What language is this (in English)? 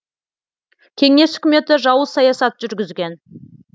Kazakh